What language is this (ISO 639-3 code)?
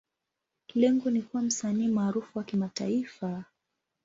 swa